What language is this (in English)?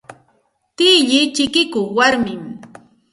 Santa Ana de Tusi Pasco Quechua